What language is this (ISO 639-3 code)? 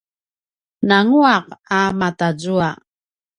pwn